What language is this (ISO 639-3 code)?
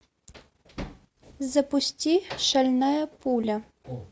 rus